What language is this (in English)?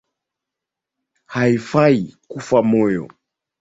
Swahili